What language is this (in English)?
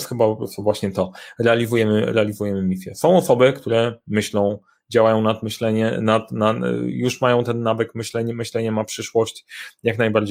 Polish